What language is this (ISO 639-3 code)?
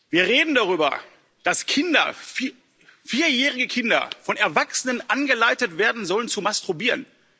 deu